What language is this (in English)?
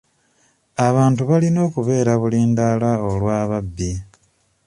Ganda